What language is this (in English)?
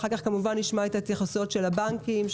Hebrew